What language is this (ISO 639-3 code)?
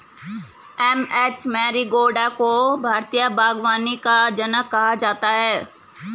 hin